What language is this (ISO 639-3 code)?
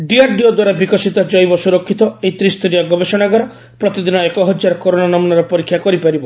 ori